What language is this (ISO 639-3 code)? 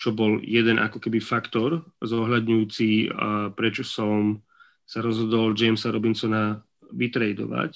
slk